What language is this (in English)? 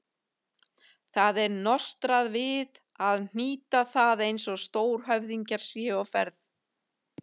Icelandic